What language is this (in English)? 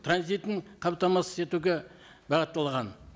Kazakh